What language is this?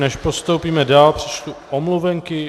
Czech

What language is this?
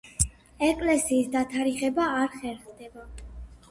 Georgian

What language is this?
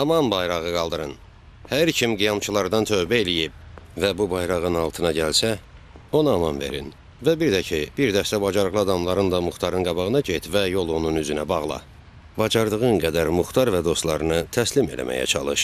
Turkish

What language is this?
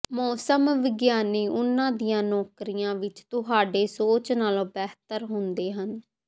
Punjabi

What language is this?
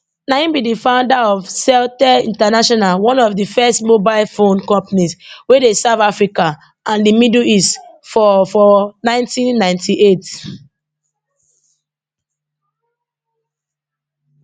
Nigerian Pidgin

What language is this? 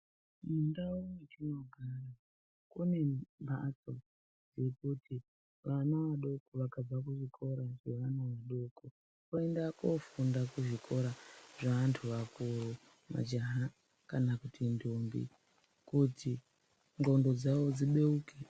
Ndau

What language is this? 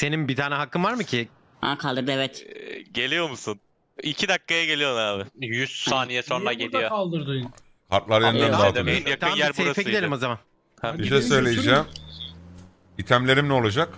Turkish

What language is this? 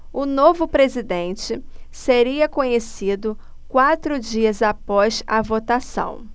Portuguese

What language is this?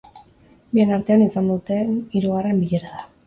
Basque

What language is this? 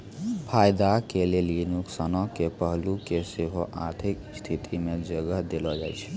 Maithili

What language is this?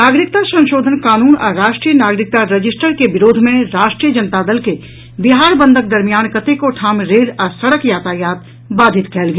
Maithili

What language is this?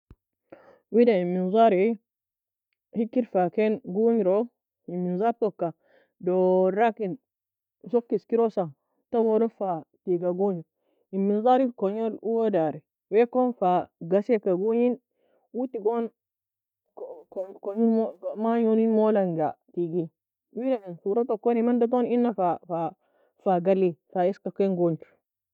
Nobiin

